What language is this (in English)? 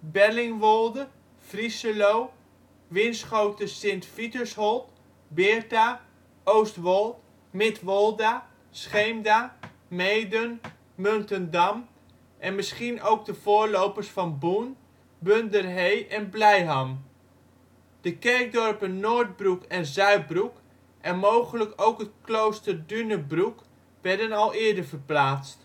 Dutch